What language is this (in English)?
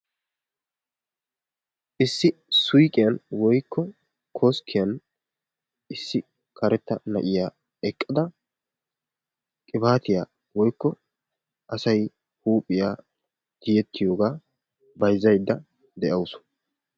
Wolaytta